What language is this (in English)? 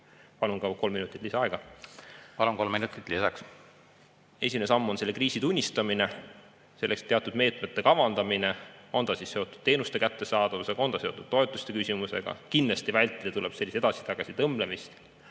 Estonian